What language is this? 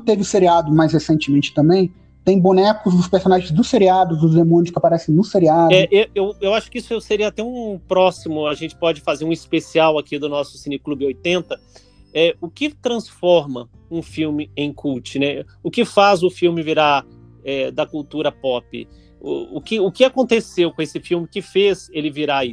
Portuguese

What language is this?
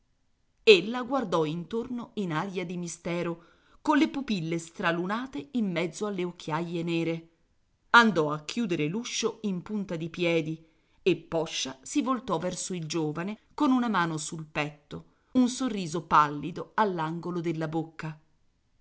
Italian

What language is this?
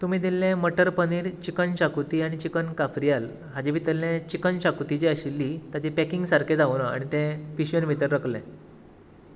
Konkani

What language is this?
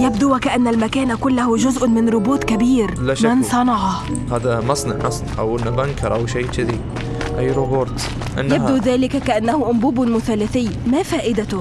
Arabic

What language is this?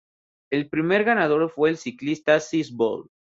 Spanish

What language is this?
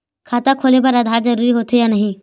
Chhattisgarhi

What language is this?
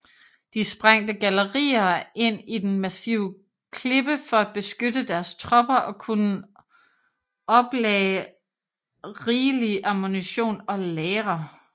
Danish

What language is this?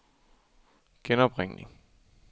Danish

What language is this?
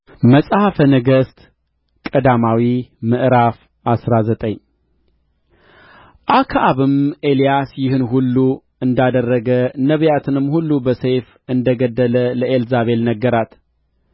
Amharic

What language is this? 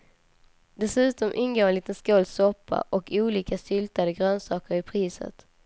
Swedish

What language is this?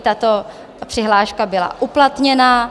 Czech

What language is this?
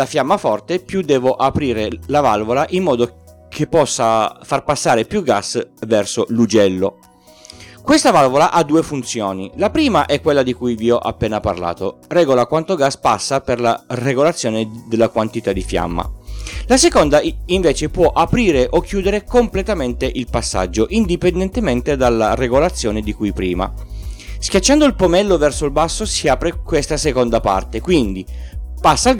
Italian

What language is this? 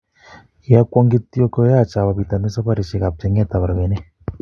Kalenjin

